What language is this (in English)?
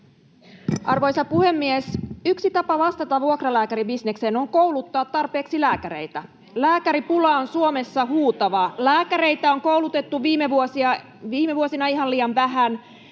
Finnish